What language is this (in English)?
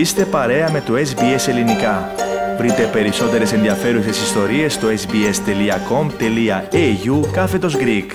Greek